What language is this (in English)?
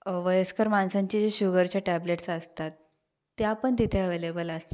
Marathi